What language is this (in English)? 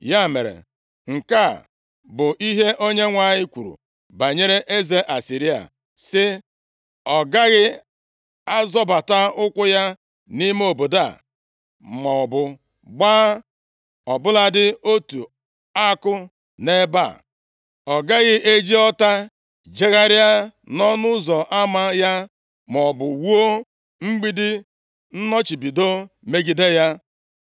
Igbo